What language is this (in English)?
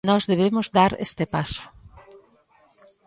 Galician